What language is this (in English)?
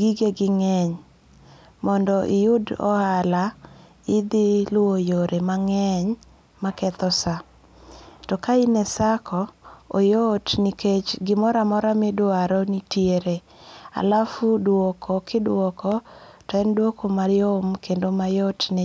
Luo (Kenya and Tanzania)